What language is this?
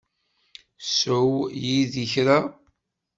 Kabyle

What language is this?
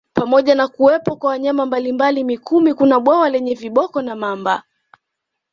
Swahili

